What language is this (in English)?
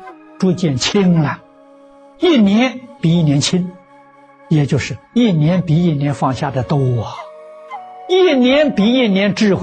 Chinese